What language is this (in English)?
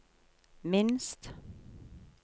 Norwegian